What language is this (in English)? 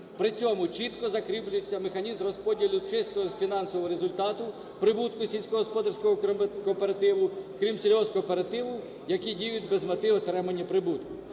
Ukrainian